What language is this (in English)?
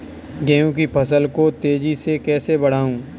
Hindi